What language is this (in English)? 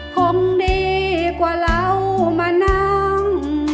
Thai